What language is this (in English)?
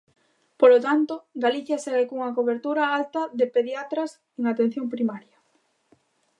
Galician